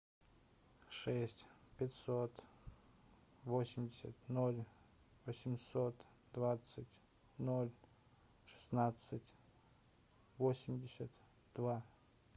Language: Russian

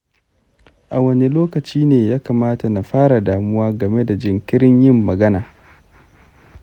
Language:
Hausa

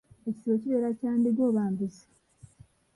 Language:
Ganda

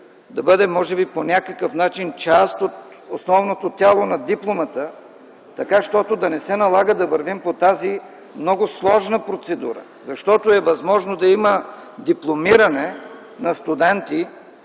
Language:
Bulgarian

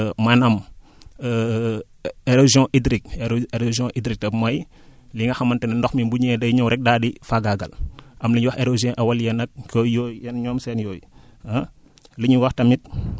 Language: Wolof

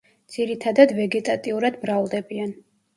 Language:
Georgian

